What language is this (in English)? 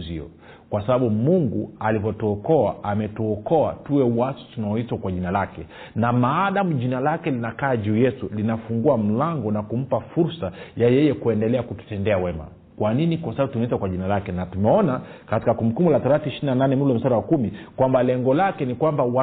Swahili